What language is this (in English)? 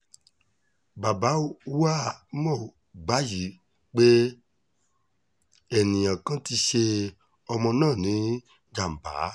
Yoruba